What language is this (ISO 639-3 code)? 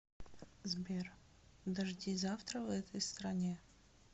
rus